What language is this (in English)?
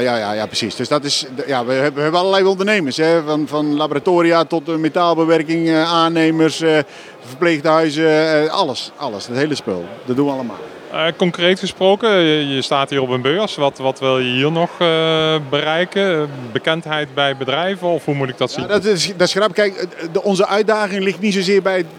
Dutch